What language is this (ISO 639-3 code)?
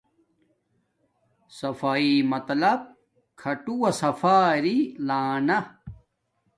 dmk